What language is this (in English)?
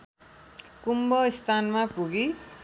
Nepali